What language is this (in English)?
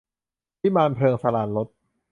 Thai